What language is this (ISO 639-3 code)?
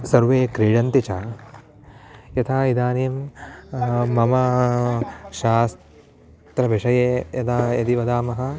san